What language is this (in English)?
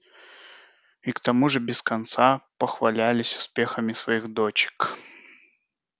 Russian